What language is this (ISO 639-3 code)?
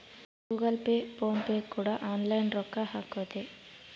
kan